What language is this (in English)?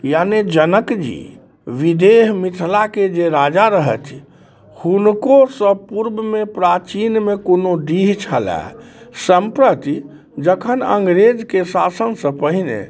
Maithili